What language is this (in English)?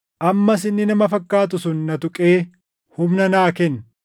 Oromo